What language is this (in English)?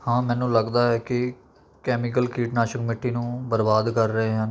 Punjabi